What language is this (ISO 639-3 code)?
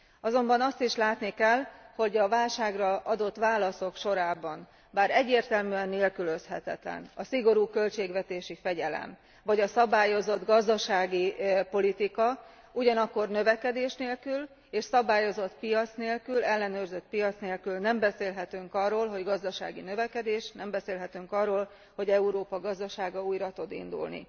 hun